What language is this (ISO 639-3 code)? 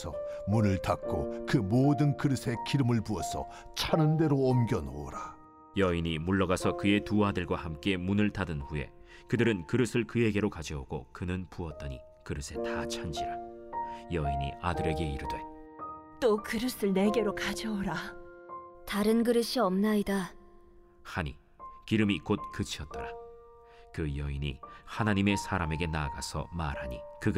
kor